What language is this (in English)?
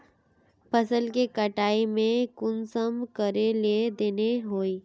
Magahi